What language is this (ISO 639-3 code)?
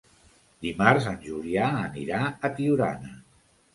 cat